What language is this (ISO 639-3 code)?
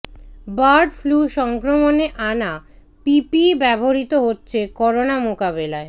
ben